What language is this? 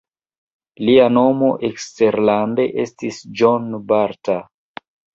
Esperanto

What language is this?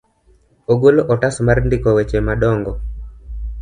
Luo (Kenya and Tanzania)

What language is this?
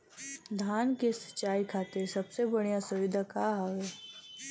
Bhojpuri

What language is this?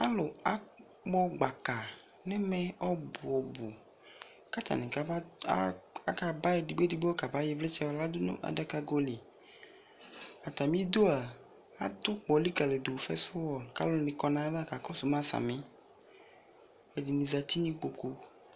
Ikposo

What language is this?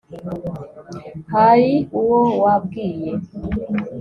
Kinyarwanda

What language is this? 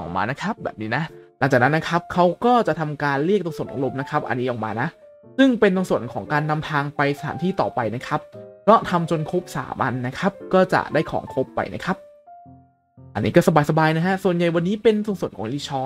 Thai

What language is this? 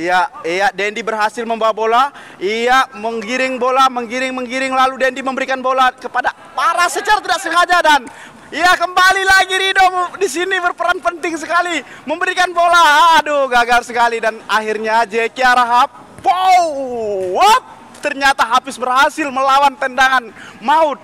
Indonesian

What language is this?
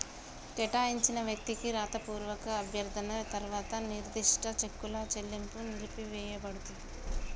Telugu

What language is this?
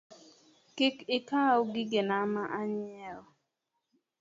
Luo (Kenya and Tanzania)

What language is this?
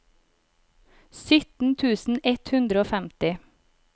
Norwegian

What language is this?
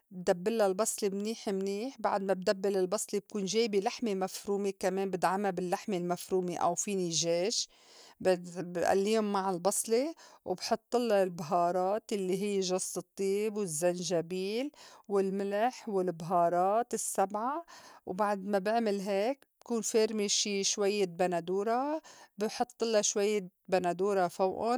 North Levantine Arabic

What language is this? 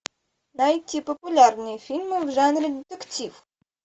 Russian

